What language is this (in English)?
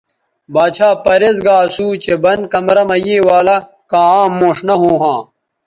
Bateri